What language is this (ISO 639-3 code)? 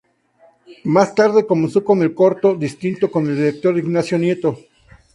spa